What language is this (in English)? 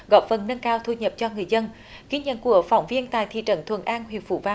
Vietnamese